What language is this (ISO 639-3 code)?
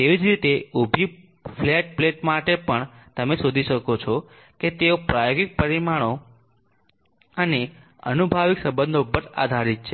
guj